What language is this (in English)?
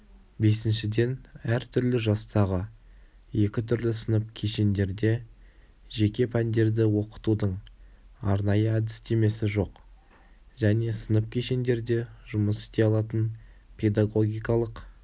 Kazakh